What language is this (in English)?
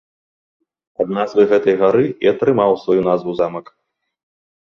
Belarusian